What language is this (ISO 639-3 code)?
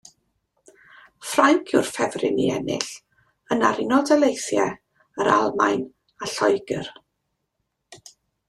cym